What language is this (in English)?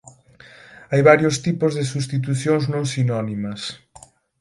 Galician